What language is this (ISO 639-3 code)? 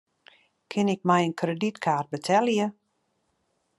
fry